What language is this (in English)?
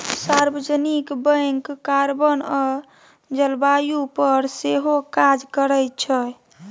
Maithili